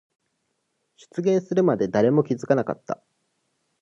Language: Japanese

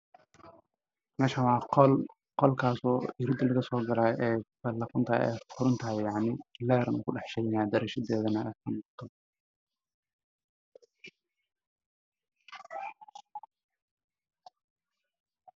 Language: Somali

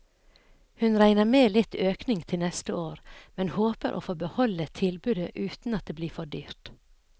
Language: Norwegian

